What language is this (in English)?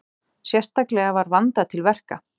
Icelandic